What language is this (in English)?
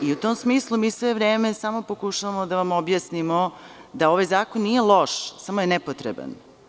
Serbian